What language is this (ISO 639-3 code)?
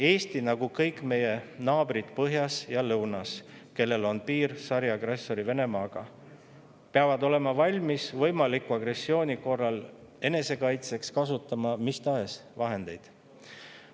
est